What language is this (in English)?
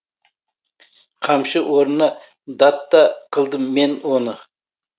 Kazakh